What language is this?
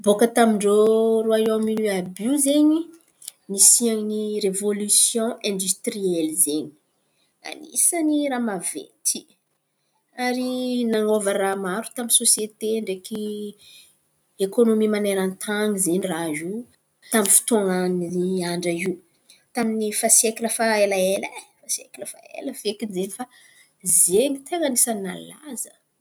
Antankarana Malagasy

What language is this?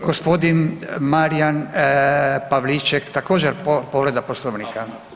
Croatian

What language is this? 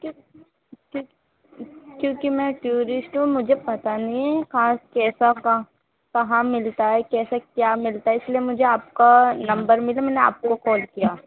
Urdu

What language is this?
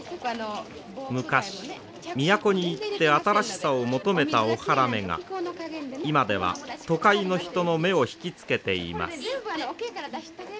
Japanese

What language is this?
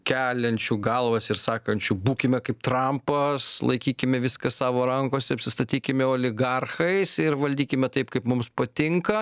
Lithuanian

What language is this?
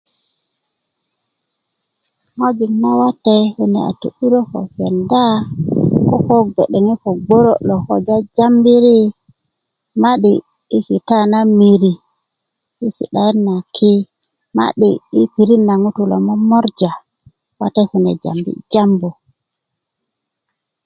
Kuku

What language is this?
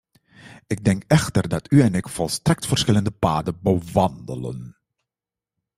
Dutch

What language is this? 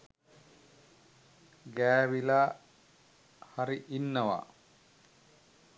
Sinhala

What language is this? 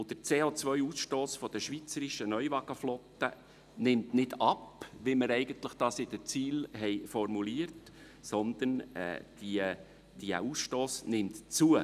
Swiss German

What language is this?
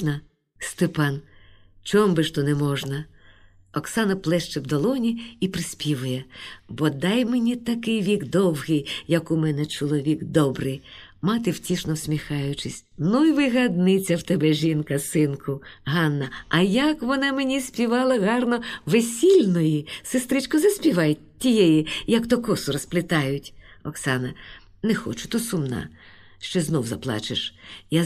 Ukrainian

